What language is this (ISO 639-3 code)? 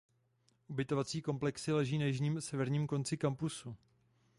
ces